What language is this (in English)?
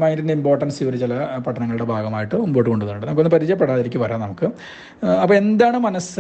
Malayalam